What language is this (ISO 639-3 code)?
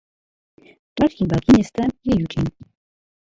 ces